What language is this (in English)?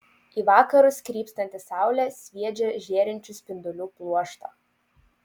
Lithuanian